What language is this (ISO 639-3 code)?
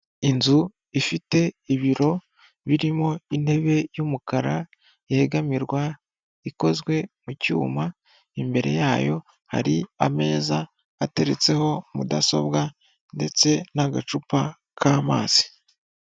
kin